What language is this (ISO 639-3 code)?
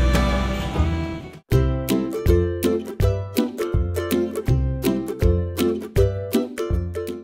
ind